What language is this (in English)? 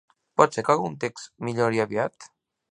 Catalan